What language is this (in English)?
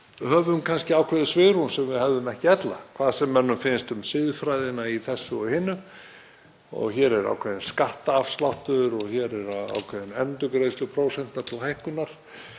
Icelandic